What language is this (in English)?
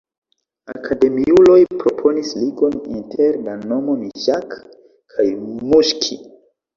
Esperanto